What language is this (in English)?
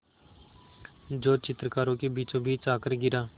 Hindi